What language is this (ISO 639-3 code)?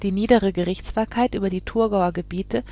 deu